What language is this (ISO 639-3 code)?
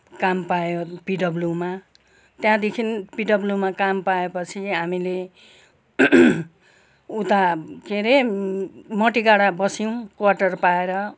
nep